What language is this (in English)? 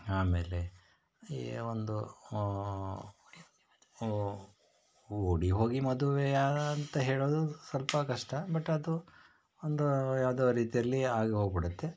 Kannada